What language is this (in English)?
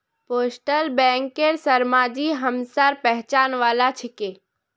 Magahi